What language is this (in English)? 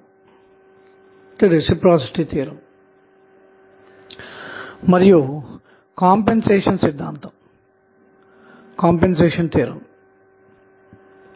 Telugu